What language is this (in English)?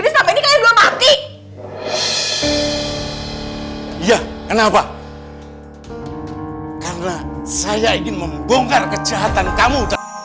Indonesian